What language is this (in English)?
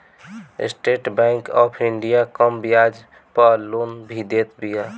Bhojpuri